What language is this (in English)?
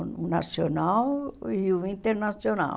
Portuguese